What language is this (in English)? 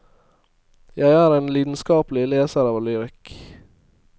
Norwegian